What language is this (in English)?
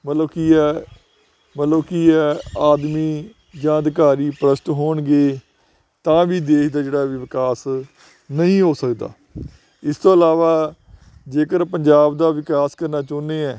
Punjabi